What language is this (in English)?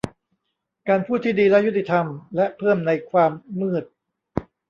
Thai